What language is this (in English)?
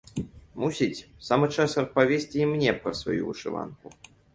Belarusian